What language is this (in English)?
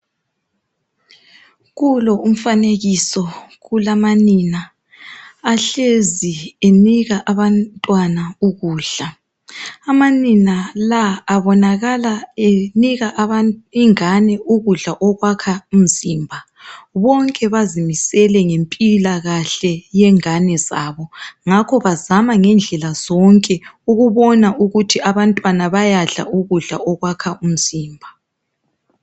North Ndebele